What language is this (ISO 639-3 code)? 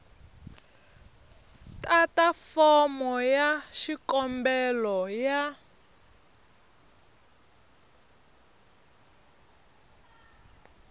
tso